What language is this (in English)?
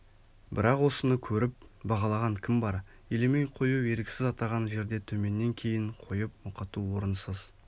Kazakh